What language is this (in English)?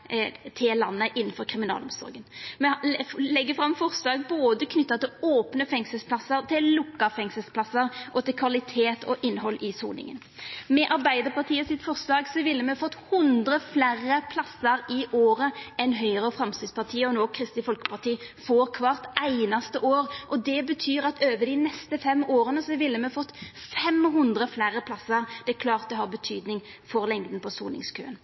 Norwegian Nynorsk